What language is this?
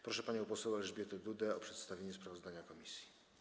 Polish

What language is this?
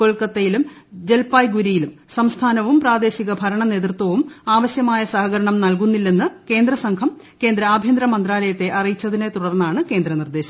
Malayalam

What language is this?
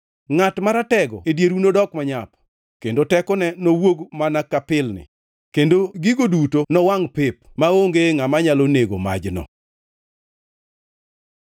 Luo (Kenya and Tanzania)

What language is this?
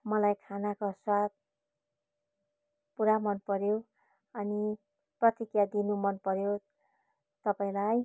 Nepali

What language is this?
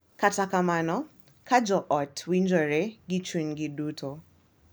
Luo (Kenya and Tanzania)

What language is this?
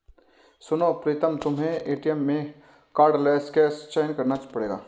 Hindi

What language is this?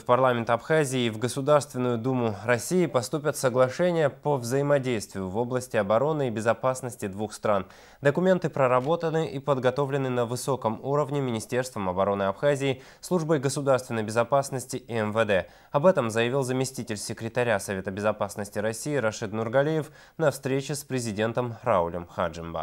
Russian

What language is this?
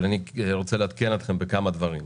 Hebrew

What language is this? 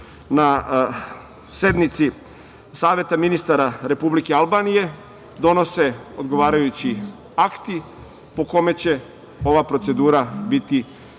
Serbian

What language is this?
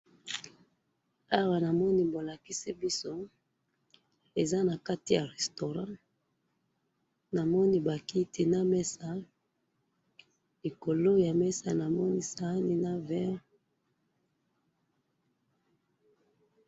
Lingala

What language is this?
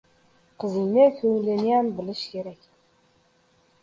Uzbek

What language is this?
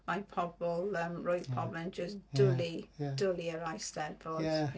Welsh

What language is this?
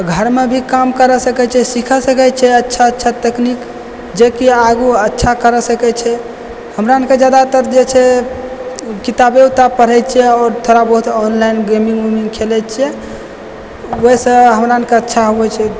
Maithili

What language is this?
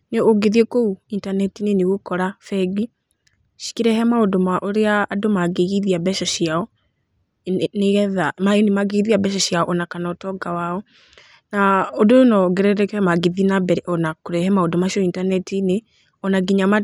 Kikuyu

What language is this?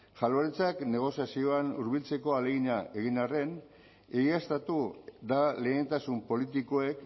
Basque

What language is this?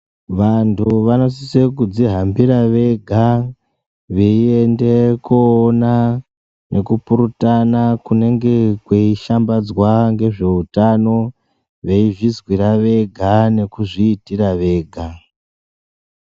Ndau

